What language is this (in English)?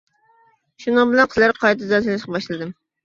Uyghur